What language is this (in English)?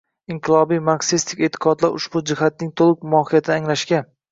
Uzbek